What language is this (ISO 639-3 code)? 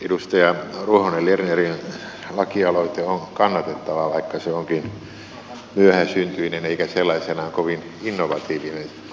fin